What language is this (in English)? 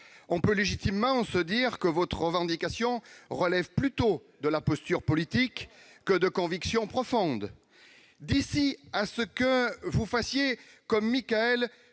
French